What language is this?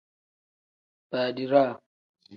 Tem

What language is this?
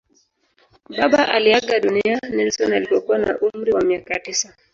Swahili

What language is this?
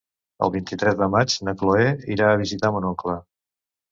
Catalan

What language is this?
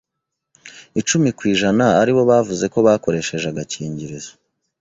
Kinyarwanda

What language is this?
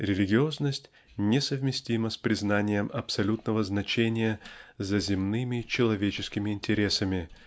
Russian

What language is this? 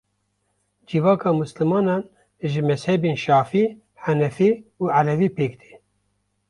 Kurdish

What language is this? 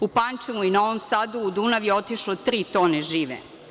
Serbian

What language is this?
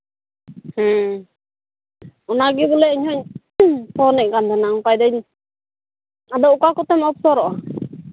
Santali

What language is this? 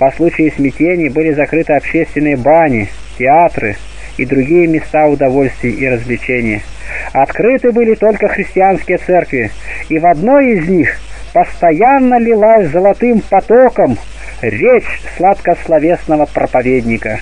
Russian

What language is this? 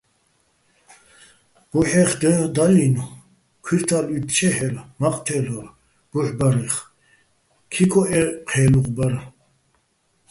Bats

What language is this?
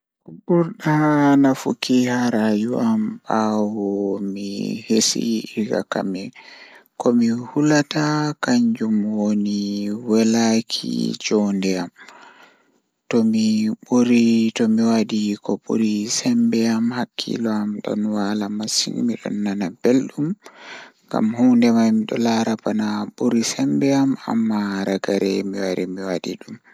Fula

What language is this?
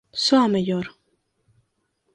Galician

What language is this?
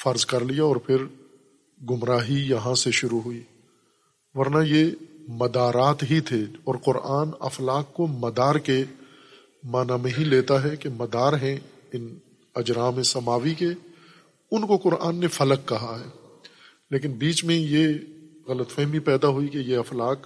Urdu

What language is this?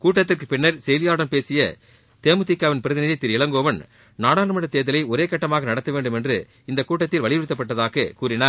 Tamil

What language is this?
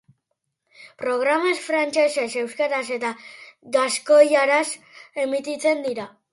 Basque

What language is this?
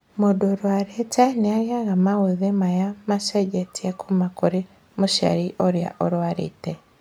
Kikuyu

